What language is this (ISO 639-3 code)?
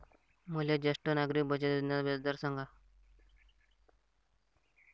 mar